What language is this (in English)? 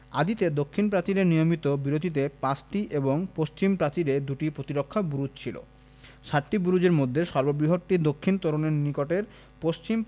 Bangla